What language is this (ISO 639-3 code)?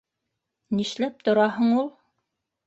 bak